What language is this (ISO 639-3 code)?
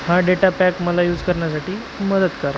mar